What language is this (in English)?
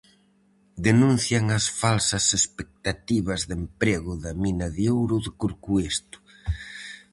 Galician